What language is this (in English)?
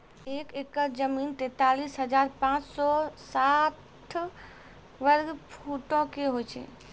Maithili